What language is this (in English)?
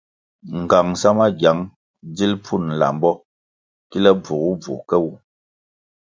Kwasio